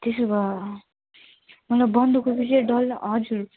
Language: Nepali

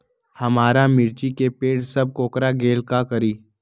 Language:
Magahi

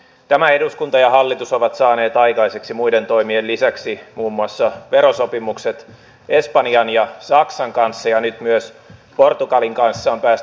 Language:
Finnish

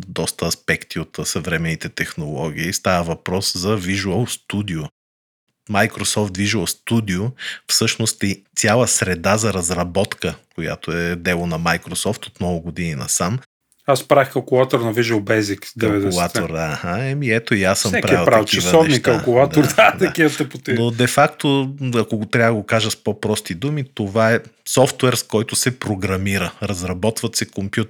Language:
Bulgarian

